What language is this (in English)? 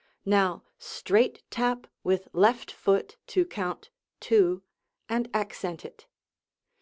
English